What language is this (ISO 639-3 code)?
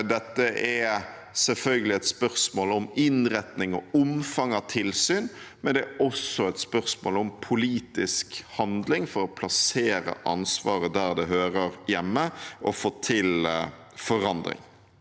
nor